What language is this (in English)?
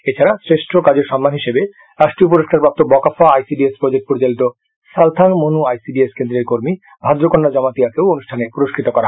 Bangla